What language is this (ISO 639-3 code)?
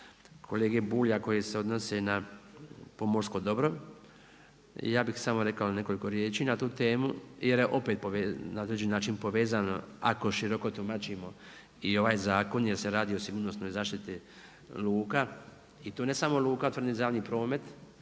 hrv